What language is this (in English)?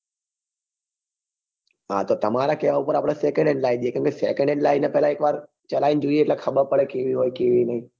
Gujarati